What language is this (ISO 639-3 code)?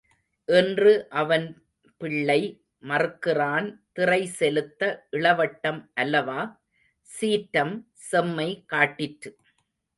tam